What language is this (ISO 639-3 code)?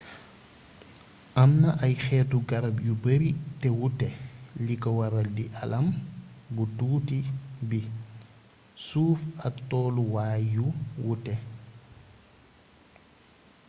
wol